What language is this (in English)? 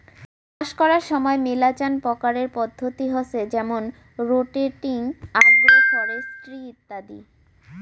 Bangla